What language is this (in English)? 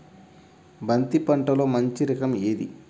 Telugu